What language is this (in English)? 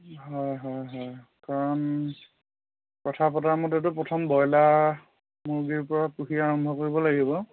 Assamese